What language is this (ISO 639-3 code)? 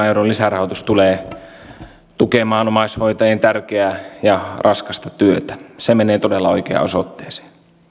fin